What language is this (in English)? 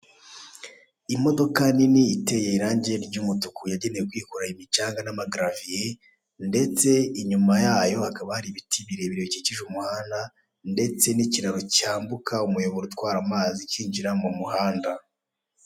Kinyarwanda